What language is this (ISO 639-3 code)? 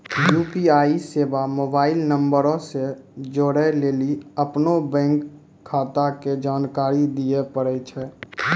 mai